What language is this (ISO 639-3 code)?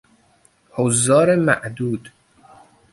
fas